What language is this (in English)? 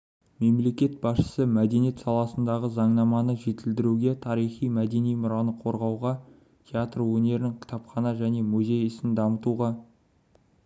Kazakh